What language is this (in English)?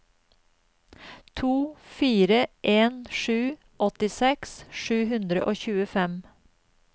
Norwegian